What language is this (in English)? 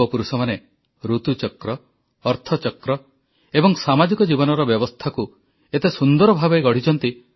Odia